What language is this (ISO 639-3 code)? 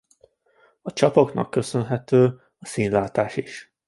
hun